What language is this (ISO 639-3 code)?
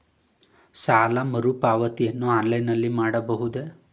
kan